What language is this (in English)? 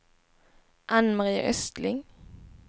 Swedish